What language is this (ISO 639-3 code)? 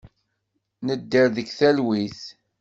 kab